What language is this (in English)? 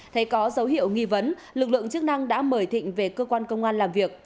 Vietnamese